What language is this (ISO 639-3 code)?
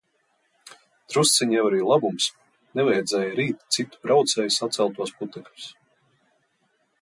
lav